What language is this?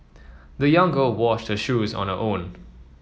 English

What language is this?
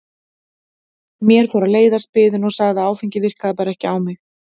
Icelandic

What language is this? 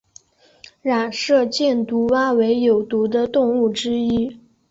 Chinese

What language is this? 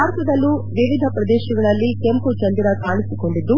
Kannada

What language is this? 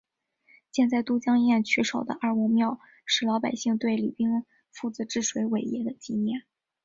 Chinese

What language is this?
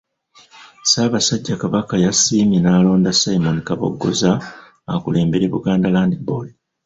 Ganda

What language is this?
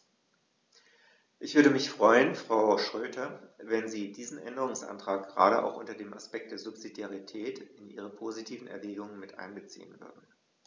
German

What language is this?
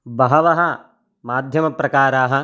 Sanskrit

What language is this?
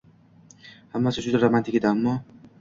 Uzbek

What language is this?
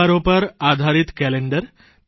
Gujarati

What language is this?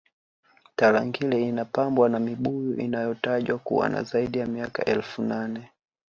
Swahili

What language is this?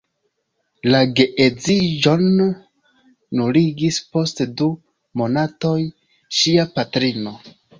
Esperanto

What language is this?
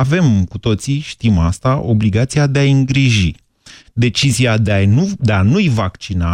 Romanian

